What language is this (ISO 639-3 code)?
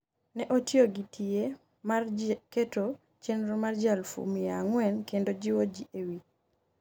luo